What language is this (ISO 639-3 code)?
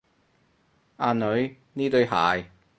yue